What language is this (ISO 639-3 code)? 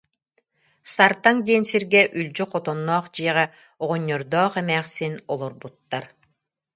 sah